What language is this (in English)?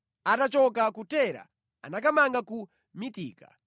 Nyanja